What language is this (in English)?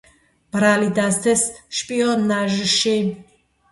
Georgian